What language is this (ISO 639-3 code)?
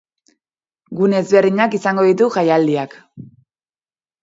eus